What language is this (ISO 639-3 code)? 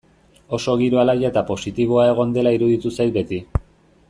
eus